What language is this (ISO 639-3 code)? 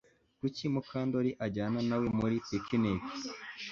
kin